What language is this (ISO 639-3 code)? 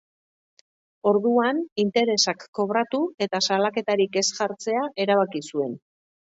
eus